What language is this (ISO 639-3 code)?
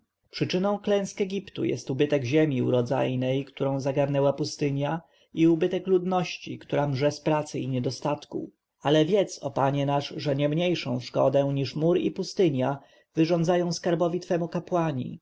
pol